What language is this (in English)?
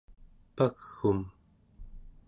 Central Yupik